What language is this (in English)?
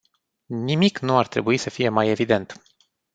Romanian